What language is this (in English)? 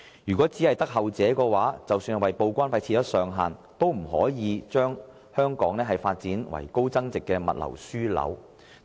Cantonese